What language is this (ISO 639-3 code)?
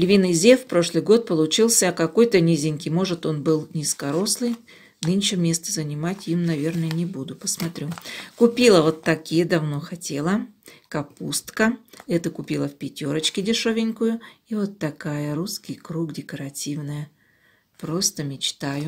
rus